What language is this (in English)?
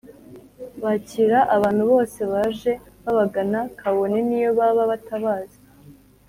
Kinyarwanda